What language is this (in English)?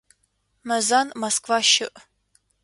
Adyghe